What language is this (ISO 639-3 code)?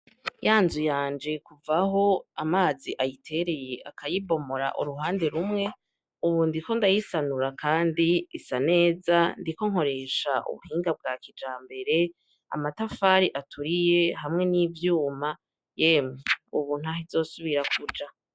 run